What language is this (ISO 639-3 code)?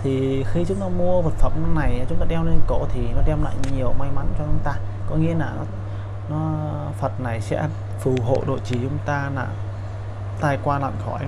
vie